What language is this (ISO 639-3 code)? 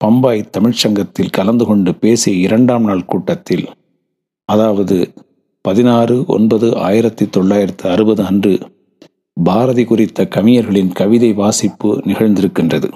tam